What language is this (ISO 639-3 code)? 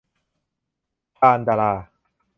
tha